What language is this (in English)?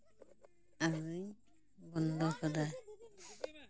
Santali